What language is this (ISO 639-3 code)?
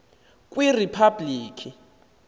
xho